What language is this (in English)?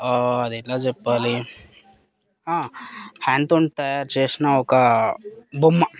Telugu